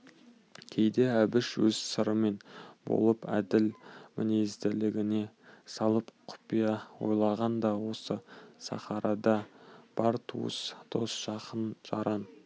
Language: Kazakh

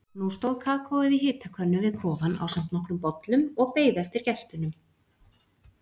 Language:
Icelandic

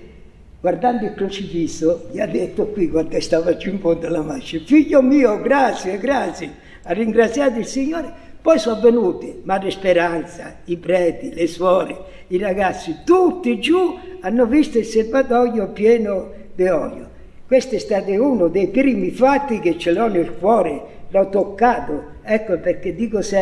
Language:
Italian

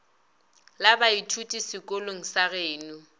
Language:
Northern Sotho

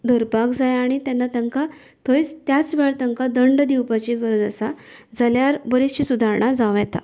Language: Konkani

